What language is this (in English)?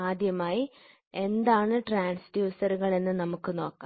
Malayalam